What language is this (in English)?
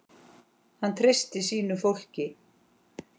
Icelandic